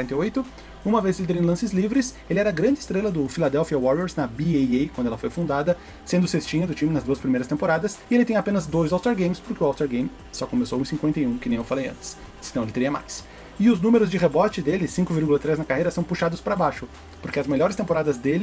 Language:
Portuguese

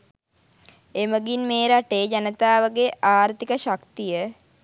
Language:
Sinhala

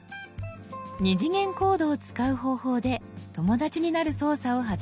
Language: Japanese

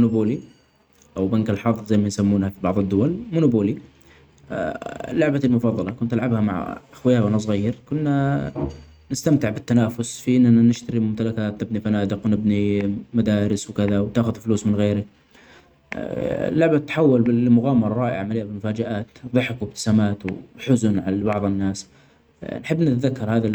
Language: Omani Arabic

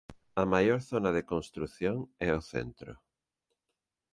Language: Galician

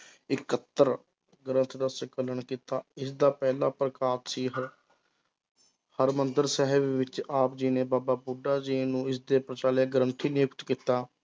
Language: Punjabi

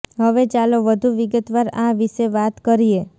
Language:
Gujarati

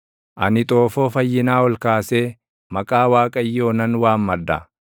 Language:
Oromo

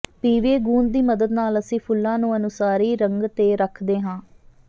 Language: Punjabi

